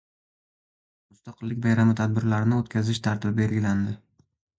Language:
Uzbek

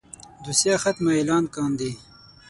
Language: Pashto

